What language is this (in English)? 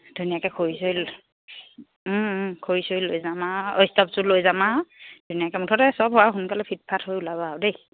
Assamese